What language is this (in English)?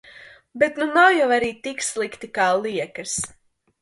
Latvian